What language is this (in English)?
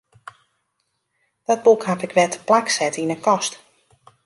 Western Frisian